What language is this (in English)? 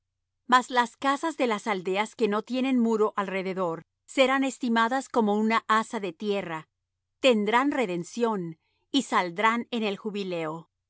Spanish